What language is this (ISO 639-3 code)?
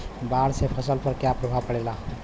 bho